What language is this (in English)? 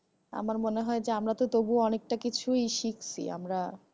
Bangla